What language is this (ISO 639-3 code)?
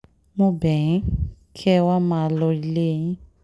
yor